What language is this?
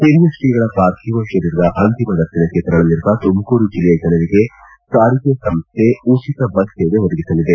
Kannada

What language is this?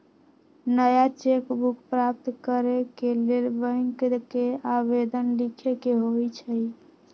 Magahi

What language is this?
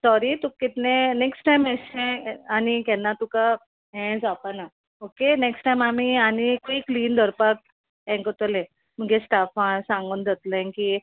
Konkani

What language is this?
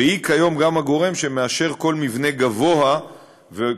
Hebrew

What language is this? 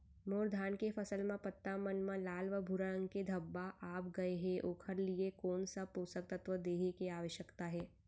Chhattisgarhi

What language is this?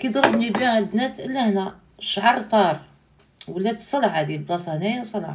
Arabic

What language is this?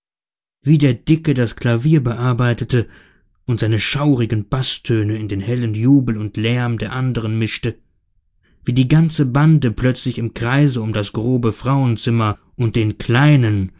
German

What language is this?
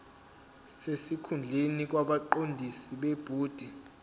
Zulu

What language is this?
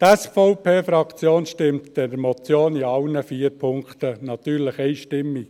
Swiss German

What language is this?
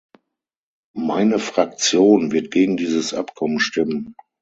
German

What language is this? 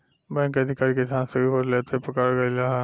Bhojpuri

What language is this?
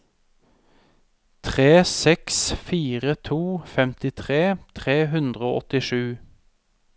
Norwegian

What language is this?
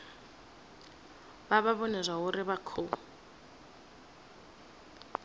Venda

